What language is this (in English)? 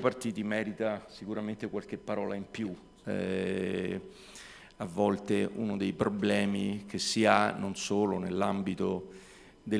Italian